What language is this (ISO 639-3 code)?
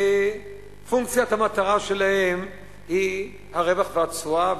heb